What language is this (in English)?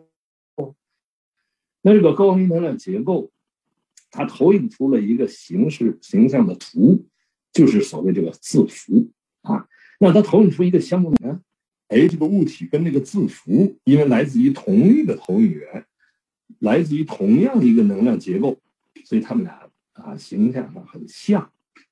Chinese